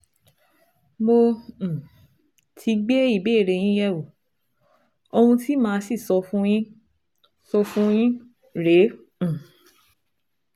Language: Yoruba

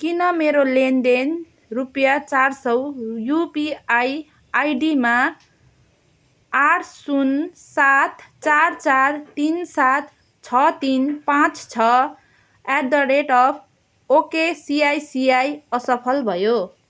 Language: Nepali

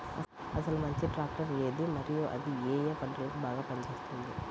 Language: Telugu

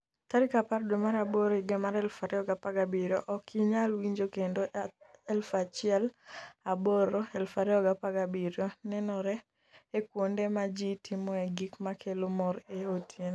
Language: Luo (Kenya and Tanzania)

